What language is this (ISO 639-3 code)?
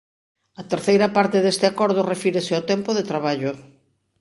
glg